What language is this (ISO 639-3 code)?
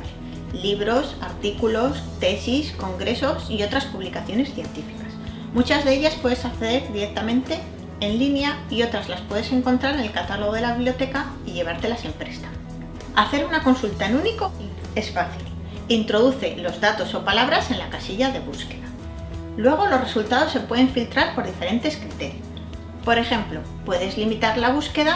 spa